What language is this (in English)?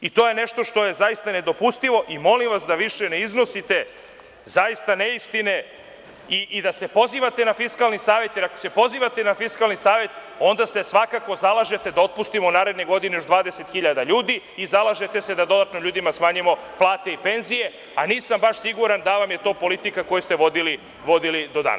Serbian